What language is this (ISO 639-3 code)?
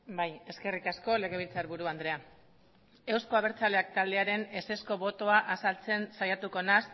eus